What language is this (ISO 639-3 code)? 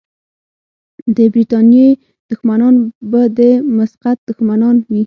pus